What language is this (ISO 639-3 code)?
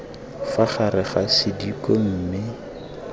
tsn